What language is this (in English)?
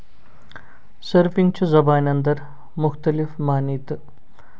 Kashmiri